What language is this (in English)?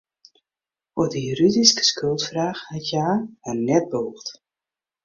Western Frisian